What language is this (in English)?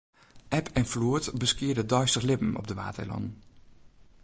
Western Frisian